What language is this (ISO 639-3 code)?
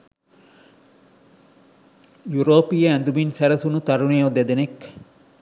sin